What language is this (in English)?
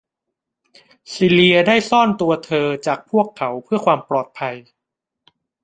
Thai